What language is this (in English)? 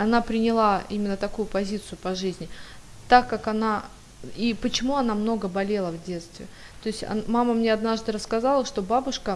Russian